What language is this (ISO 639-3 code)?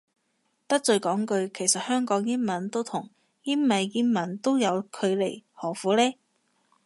yue